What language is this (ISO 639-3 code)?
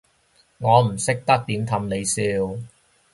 yue